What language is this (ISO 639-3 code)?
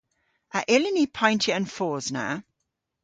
cor